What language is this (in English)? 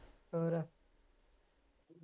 Punjabi